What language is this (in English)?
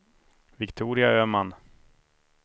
Swedish